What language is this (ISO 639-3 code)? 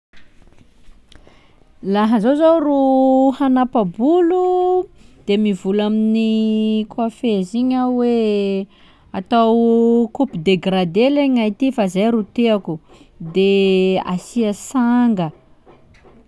skg